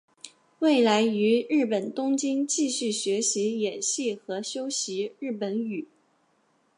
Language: Chinese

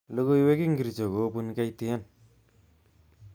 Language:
Kalenjin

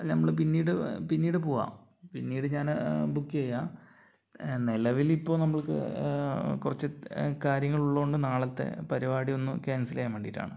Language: Malayalam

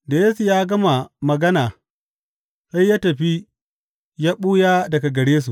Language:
Hausa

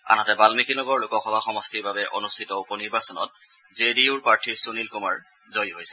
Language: Assamese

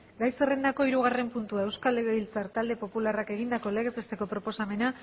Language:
Basque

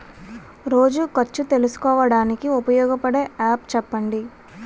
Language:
Telugu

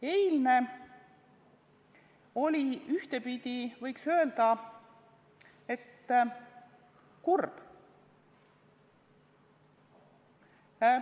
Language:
Estonian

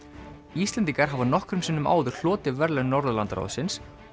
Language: Icelandic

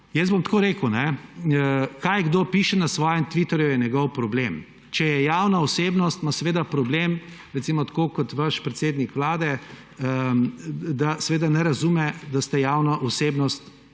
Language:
Slovenian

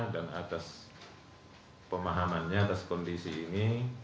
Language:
Indonesian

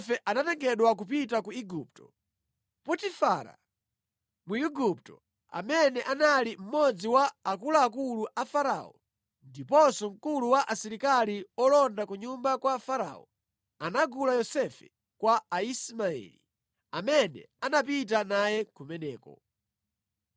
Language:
Nyanja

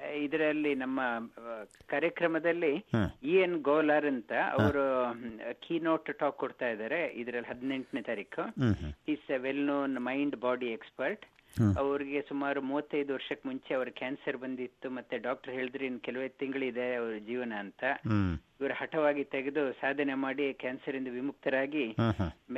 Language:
Kannada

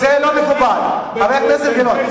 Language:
Hebrew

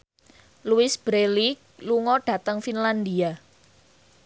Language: Javanese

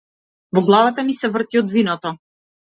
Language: Macedonian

